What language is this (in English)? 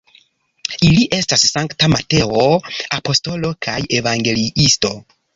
Esperanto